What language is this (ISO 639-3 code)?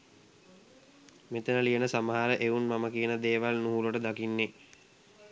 sin